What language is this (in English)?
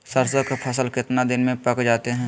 Magahi